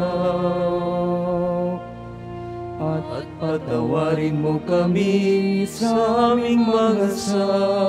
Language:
Filipino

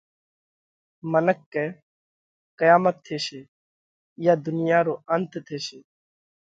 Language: Parkari Koli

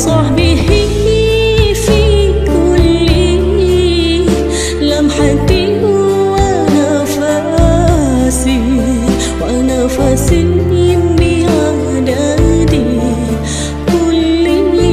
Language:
Vietnamese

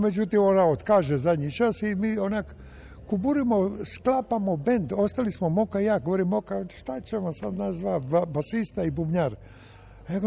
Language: Croatian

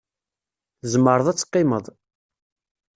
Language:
Kabyle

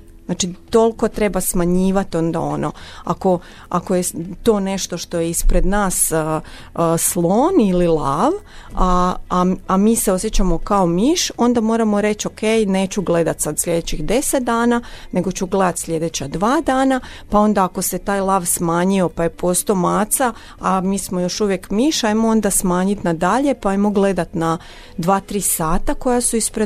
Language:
Croatian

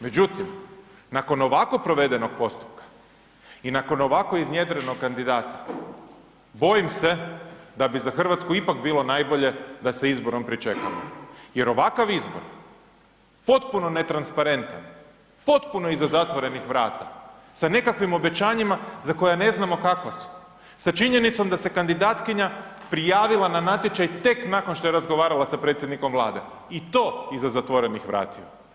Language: Croatian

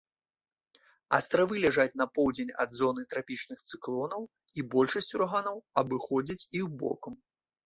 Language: Belarusian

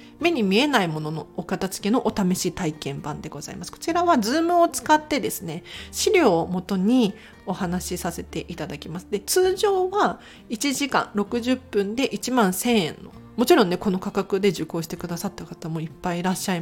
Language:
Japanese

